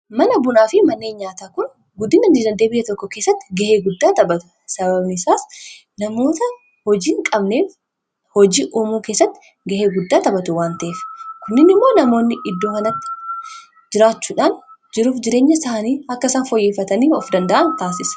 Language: Oromo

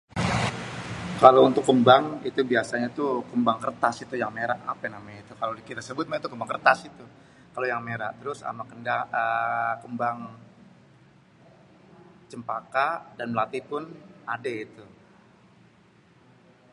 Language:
Betawi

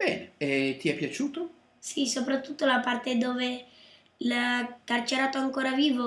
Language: Italian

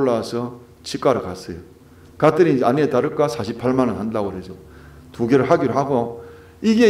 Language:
Korean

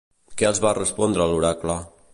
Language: Catalan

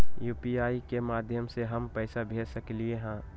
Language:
Magahi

